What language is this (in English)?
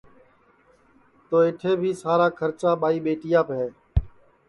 Sansi